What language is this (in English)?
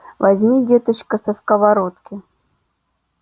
Russian